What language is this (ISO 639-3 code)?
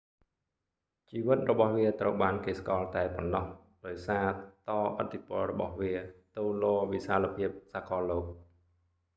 khm